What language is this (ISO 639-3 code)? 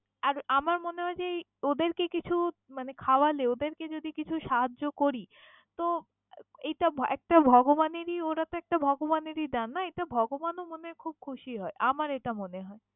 ben